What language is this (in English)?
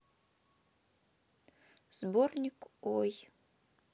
Russian